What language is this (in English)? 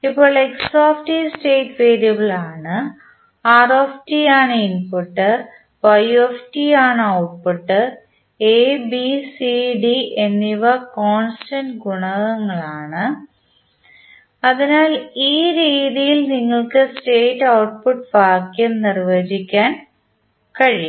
Malayalam